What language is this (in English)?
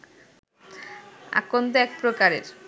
Bangla